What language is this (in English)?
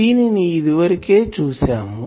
Telugu